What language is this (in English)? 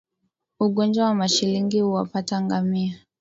Swahili